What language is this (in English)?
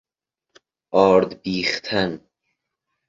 Persian